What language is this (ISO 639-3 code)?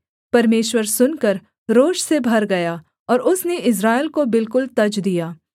hin